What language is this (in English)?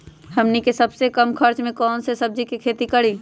Magahi